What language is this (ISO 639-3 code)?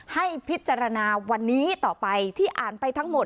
tha